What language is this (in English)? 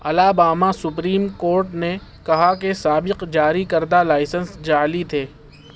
Urdu